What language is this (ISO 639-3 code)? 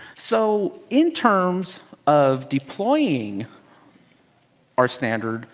eng